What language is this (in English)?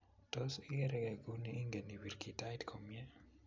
Kalenjin